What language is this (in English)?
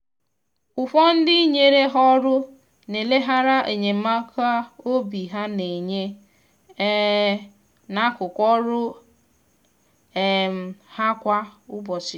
Igbo